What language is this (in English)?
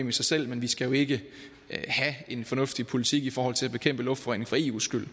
Danish